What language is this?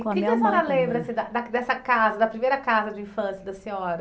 Portuguese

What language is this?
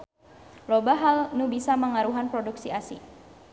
Sundanese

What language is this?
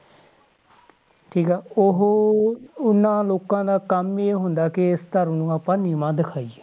Punjabi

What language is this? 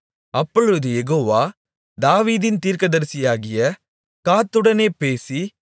Tamil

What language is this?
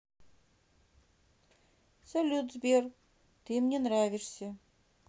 Russian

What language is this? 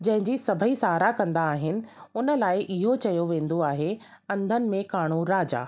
Sindhi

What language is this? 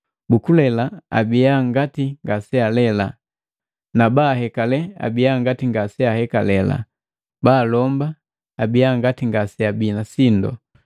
Matengo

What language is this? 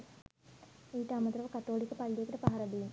Sinhala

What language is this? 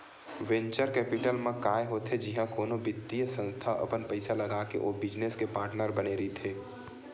Chhattisgarhi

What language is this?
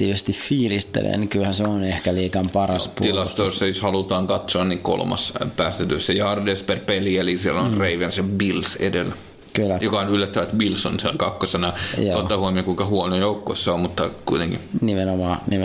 Finnish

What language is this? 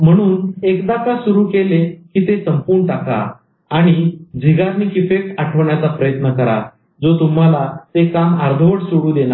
Marathi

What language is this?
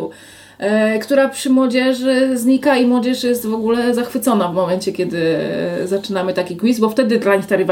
Polish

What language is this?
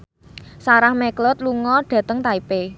Javanese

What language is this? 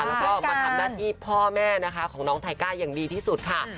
Thai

